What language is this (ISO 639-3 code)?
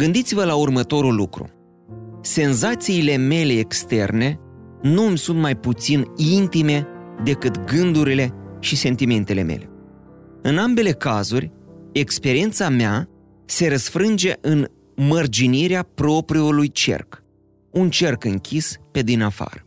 ron